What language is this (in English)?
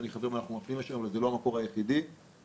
Hebrew